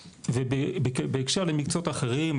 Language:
Hebrew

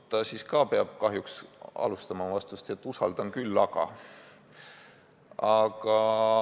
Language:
Estonian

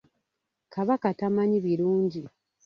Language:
Ganda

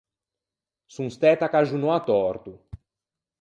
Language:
Ligurian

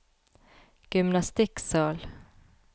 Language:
Norwegian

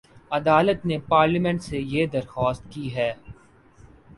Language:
Urdu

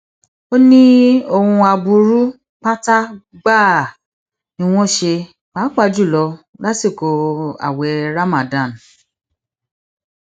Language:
Yoruba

